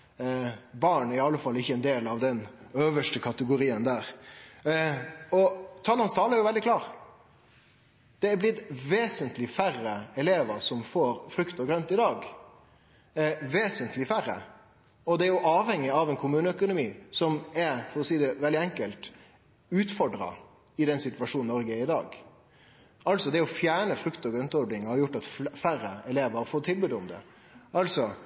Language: Norwegian Nynorsk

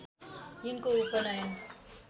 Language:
Nepali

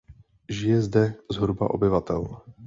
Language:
Czech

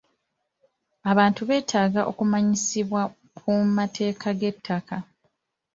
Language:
Ganda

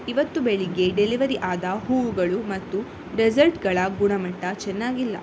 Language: Kannada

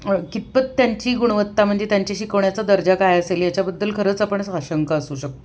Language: Marathi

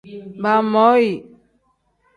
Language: Tem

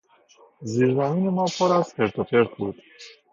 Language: Persian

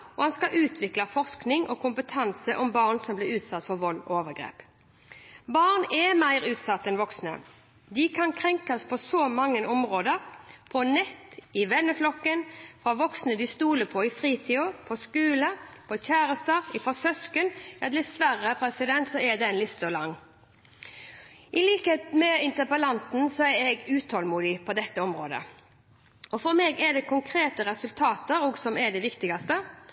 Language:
Norwegian Bokmål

